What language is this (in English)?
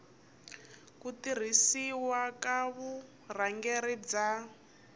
Tsonga